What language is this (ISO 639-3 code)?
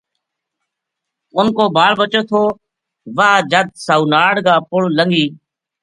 gju